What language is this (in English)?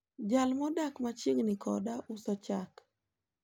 Luo (Kenya and Tanzania)